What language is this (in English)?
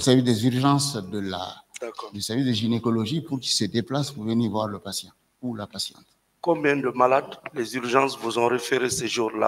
French